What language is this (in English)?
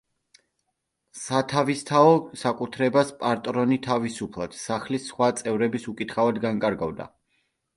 Georgian